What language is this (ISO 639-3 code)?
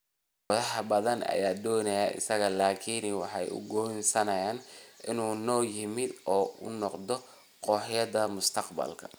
som